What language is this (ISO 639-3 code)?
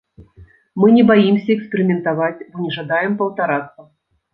bel